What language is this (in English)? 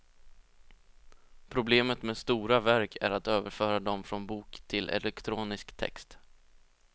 Swedish